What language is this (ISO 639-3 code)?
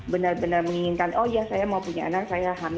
ind